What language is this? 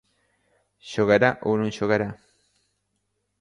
Galician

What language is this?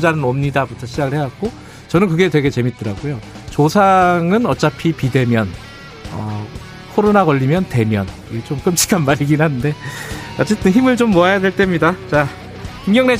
Korean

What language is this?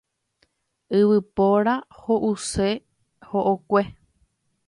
Guarani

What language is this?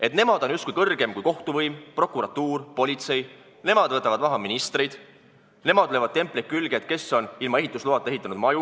Estonian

